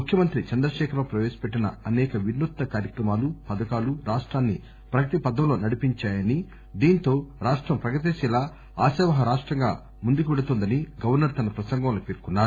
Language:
Telugu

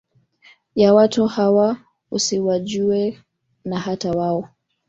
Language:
Swahili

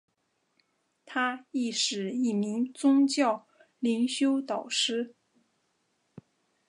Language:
Chinese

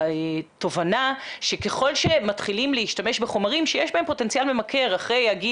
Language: Hebrew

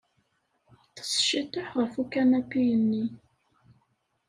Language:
Kabyle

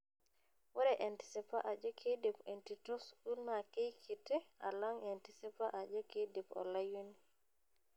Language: Masai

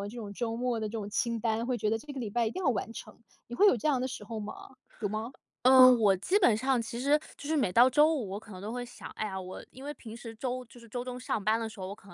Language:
Chinese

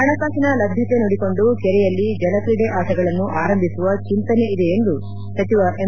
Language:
Kannada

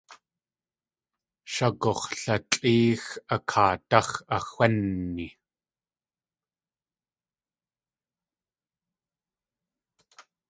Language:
Tlingit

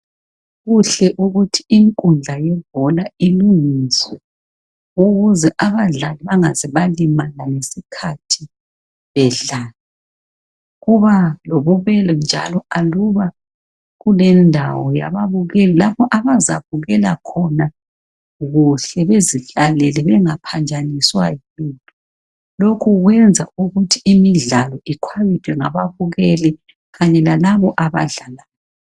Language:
North Ndebele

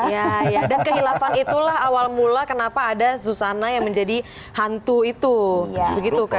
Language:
Indonesian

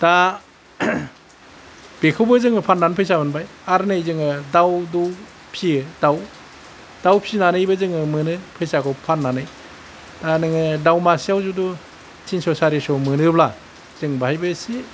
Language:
Bodo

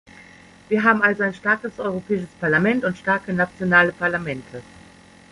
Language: German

